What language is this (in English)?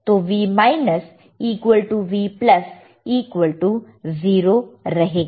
Hindi